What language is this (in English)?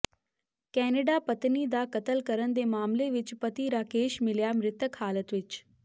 Punjabi